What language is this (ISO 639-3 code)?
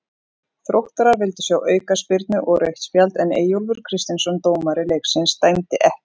isl